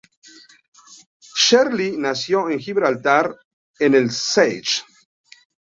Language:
Spanish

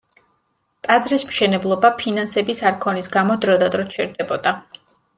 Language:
Georgian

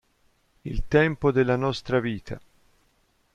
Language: Italian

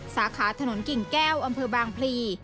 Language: Thai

